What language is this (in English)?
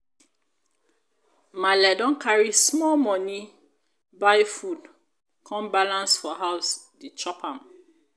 Nigerian Pidgin